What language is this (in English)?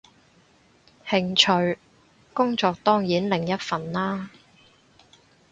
Cantonese